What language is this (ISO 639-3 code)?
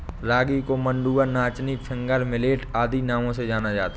hin